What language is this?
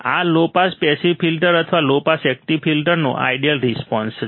Gujarati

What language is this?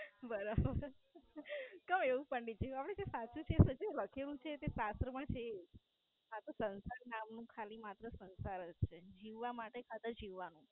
Gujarati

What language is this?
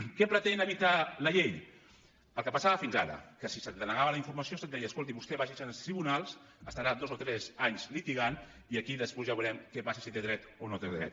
Catalan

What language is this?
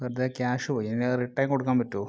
Malayalam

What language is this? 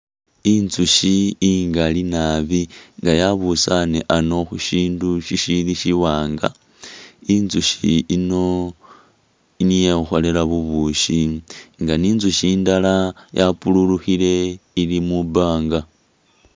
Masaaba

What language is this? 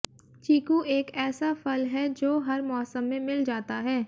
Hindi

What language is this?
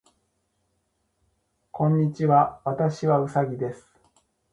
Japanese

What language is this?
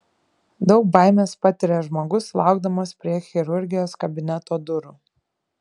Lithuanian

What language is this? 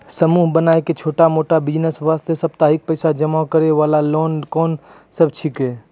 Maithili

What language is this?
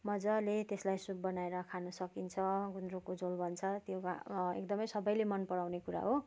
Nepali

